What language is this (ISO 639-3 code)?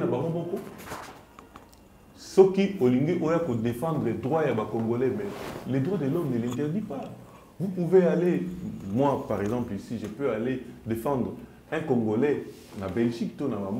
fra